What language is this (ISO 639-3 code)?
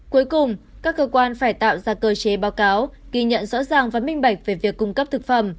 vie